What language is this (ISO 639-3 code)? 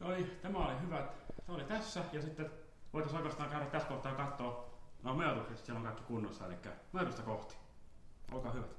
fin